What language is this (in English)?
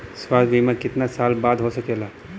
Bhojpuri